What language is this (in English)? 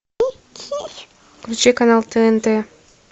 Russian